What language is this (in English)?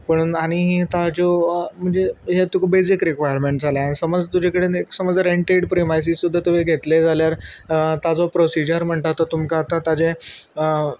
Konkani